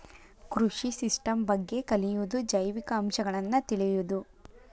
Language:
Kannada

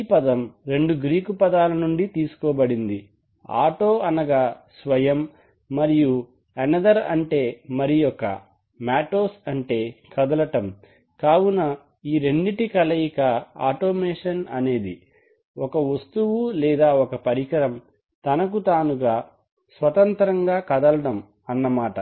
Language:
Telugu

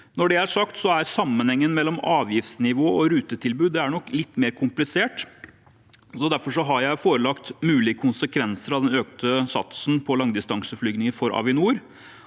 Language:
Norwegian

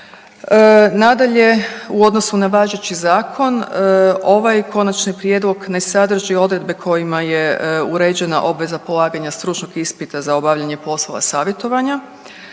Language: Croatian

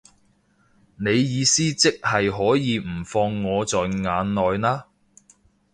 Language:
Cantonese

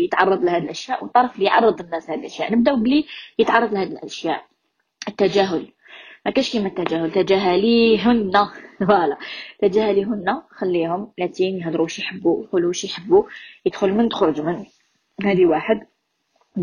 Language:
Arabic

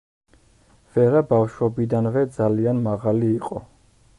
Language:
Georgian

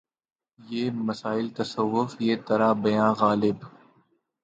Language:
Urdu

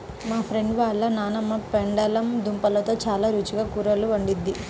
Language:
Telugu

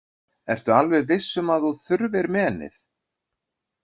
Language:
Icelandic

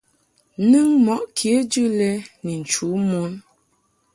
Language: Mungaka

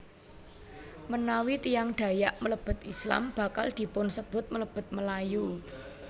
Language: Javanese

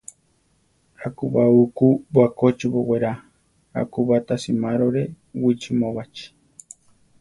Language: Central Tarahumara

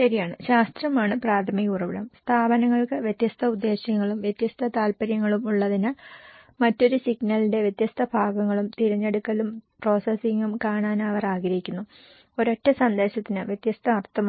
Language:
Malayalam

